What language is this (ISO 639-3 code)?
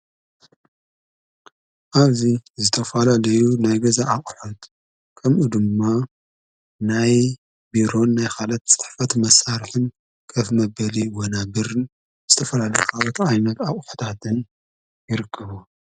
tir